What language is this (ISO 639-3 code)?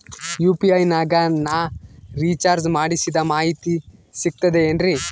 kan